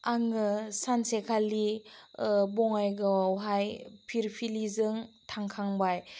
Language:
Bodo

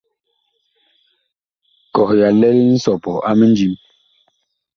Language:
Bakoko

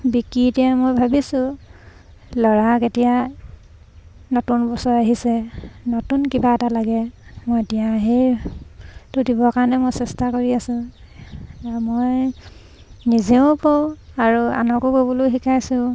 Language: Assamese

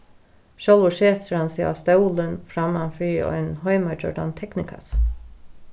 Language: Faroese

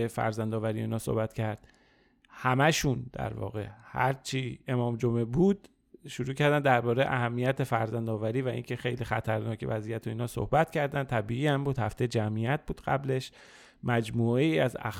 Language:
Persian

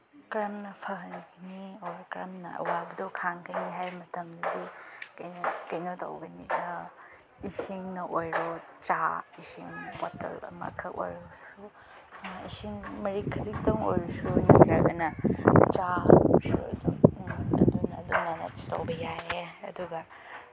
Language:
Manipuri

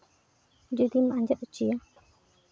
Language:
Santali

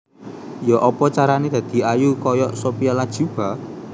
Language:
Javanese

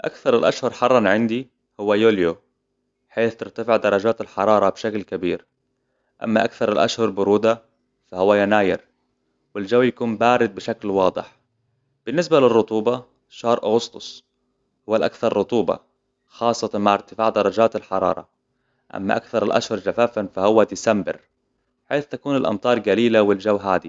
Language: Hijazi Arabic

